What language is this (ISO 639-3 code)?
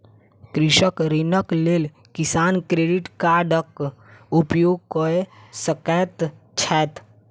mai